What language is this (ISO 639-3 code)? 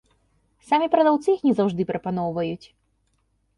bel